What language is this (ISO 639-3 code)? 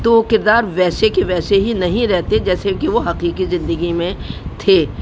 urd